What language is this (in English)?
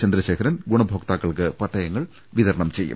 Malayalam